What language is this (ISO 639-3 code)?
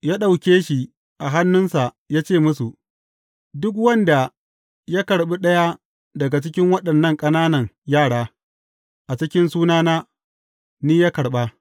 hau